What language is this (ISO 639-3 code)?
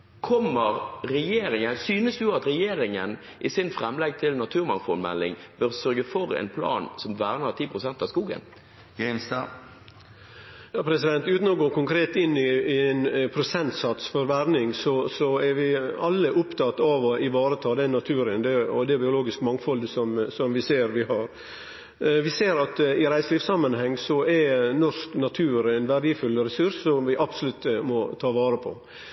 nor